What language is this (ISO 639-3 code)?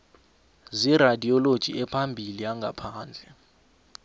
nbl